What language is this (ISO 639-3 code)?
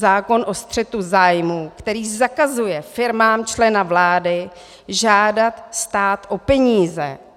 ces